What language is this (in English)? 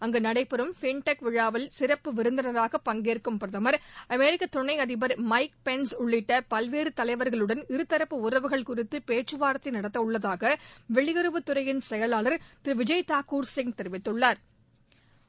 Tamil